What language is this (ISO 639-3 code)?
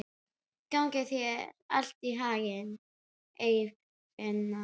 isl